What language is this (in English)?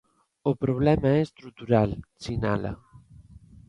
Galician